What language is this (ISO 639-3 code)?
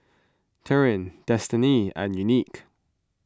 eng